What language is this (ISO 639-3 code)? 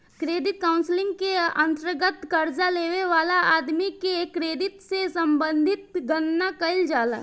bho